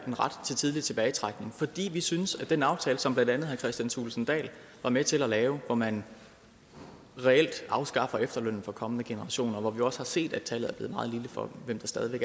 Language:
Danish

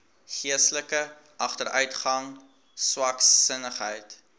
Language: Afrikaans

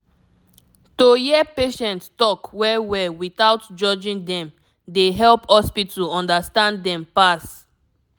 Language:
Nigerian Pidgin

